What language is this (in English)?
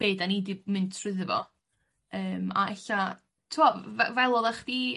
Welsh